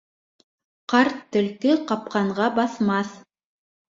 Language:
Bashkir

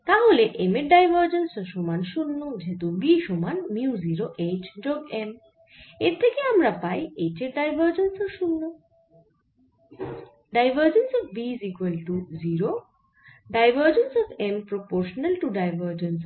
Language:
Bangla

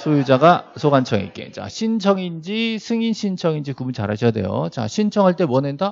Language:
Korean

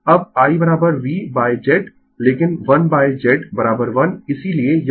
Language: Hindi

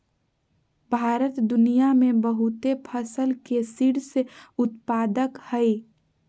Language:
Magahi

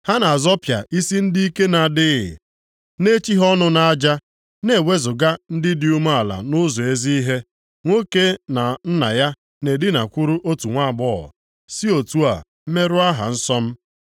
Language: Igbo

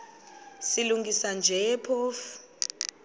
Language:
Xhosa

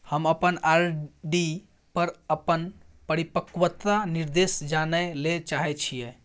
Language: Maithili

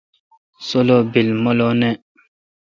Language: Kalkoti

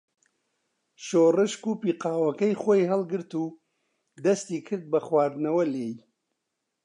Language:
Central Kurdish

